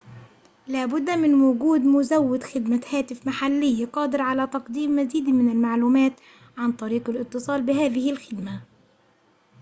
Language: Arabic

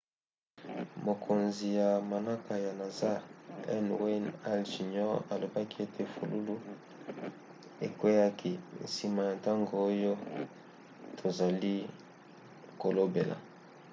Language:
Lingala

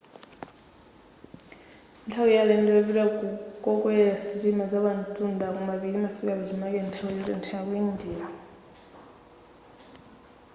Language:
Nyanja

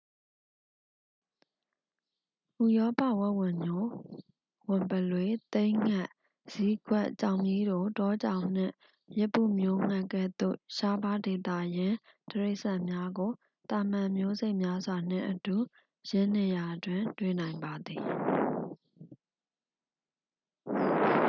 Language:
Burmese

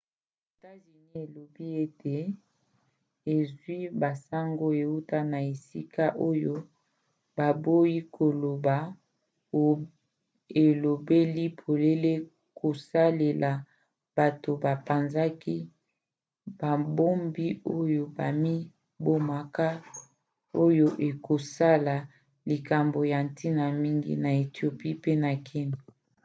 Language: Lingala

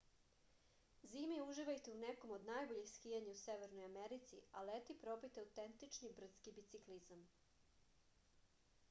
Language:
Serbian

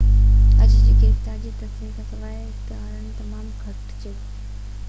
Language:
Sindhi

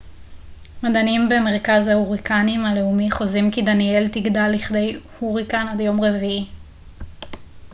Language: Hebrew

